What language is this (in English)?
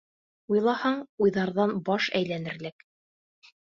Bashkir